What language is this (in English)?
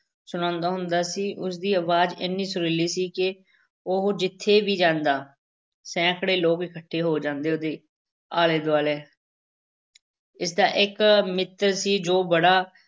Punjabi